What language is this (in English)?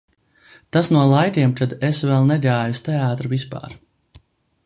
Latvian